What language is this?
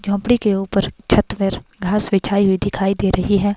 Hindi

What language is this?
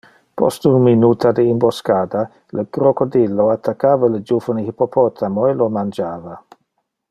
Interlingua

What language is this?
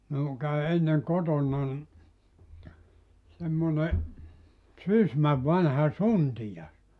Finnish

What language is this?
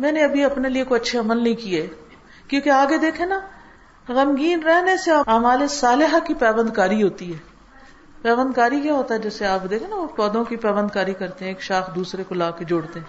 Urdu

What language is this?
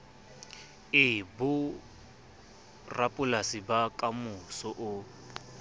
Southern Sotho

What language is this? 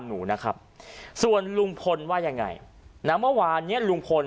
Thai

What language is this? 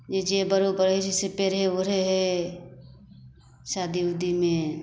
Maithili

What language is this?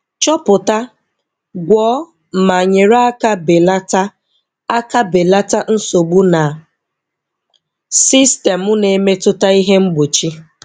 Igbo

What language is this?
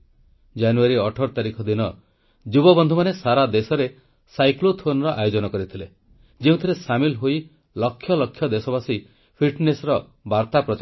Odia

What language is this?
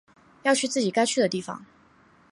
Chinese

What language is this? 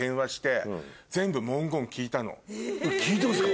Japanese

